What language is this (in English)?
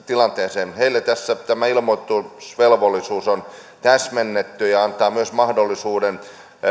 Finnish